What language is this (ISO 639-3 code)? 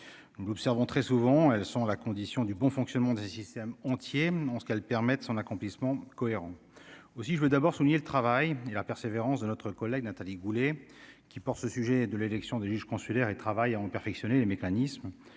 fra